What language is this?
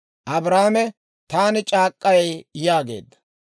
Dawro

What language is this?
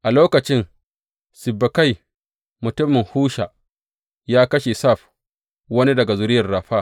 Hausa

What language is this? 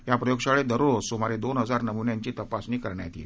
Marathi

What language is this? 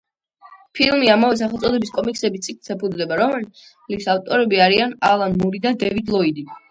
Georgian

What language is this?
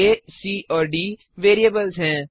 Hindi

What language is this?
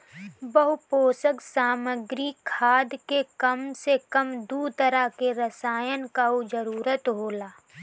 Bhojpuri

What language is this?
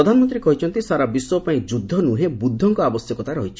Odia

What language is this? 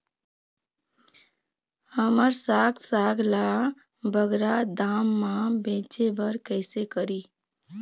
Chhattisgarhi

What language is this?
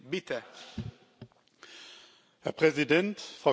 German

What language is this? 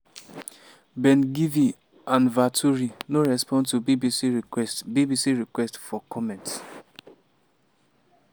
Nigerian Pidgin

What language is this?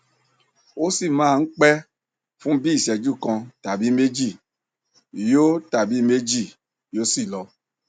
Yoruba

